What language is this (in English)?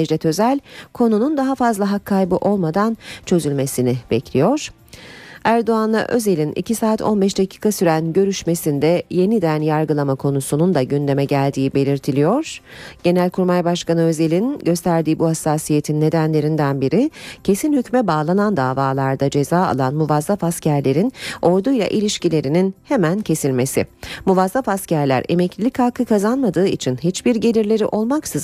Turkish